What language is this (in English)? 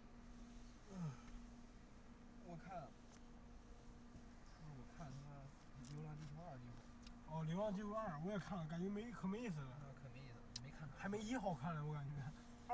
Chinese